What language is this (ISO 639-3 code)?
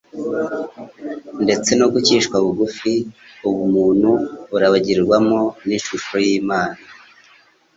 kin